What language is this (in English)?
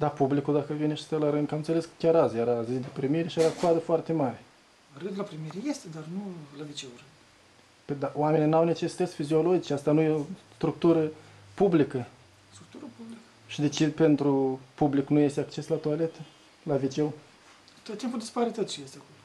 Romanian